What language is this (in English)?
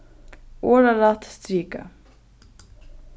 Faroese